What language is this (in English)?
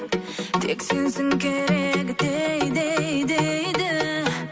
Kazakh